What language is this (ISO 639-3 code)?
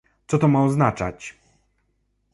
pol